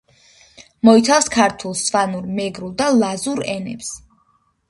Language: Georgian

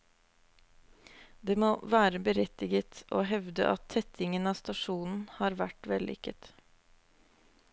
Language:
Norwegian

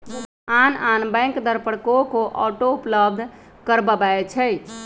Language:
Magahi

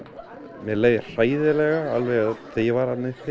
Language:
Icelandic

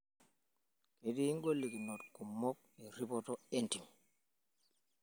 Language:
Masai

